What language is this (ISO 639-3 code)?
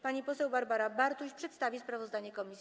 pol